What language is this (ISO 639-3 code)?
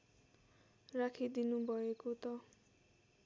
nep